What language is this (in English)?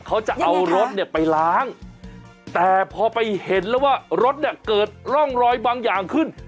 Thai